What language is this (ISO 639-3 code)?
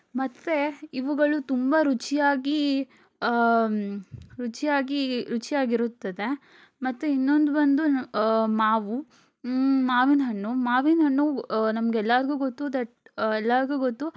kan